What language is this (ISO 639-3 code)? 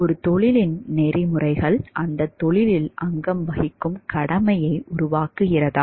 tam